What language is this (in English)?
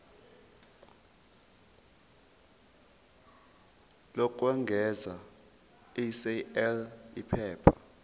Zulu